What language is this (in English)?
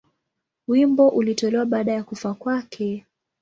Swahili